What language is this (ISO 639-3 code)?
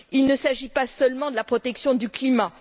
fra